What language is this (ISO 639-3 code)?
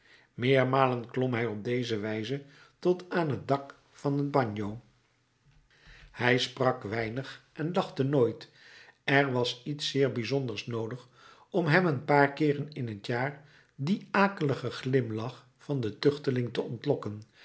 nld